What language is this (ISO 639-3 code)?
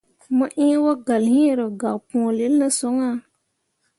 mua